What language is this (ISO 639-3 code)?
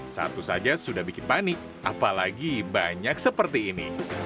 ind